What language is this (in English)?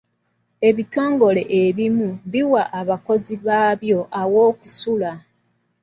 Ganda